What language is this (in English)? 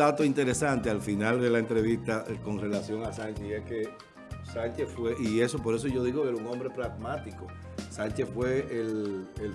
Spanish